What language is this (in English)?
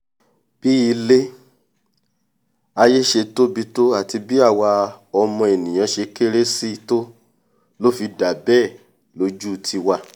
Yoruba